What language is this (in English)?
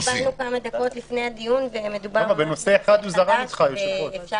Hebrew